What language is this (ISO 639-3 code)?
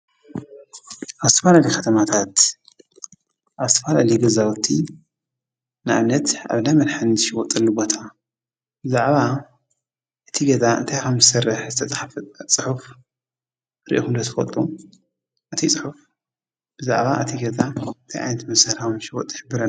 tir